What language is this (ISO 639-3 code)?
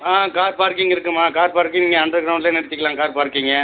tam